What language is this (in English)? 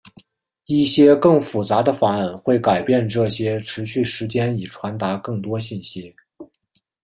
Chinese